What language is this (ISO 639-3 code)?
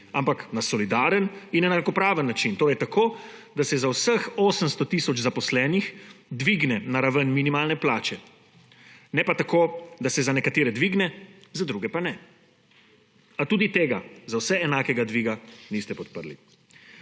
slv